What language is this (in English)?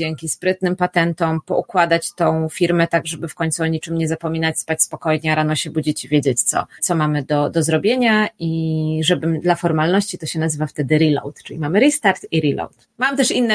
Polish